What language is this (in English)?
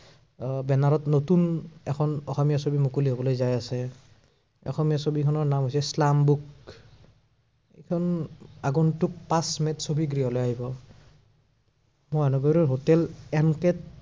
Assamese